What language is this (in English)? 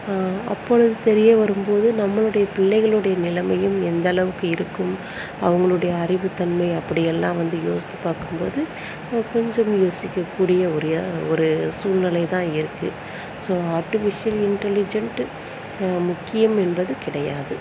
Tamil